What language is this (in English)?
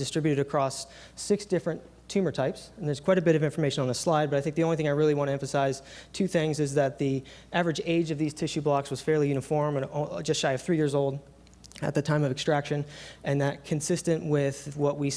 English